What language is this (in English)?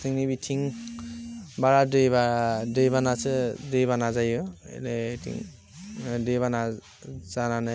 Bodo